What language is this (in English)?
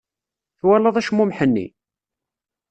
Kabyle